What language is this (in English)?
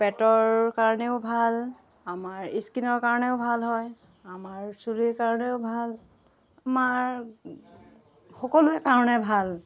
Assamese